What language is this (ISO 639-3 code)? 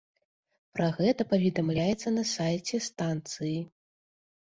bel